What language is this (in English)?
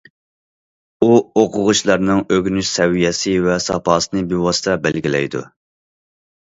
Uyghur